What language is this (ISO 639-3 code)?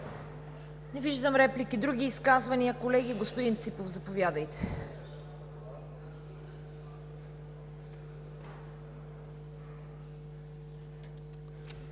bul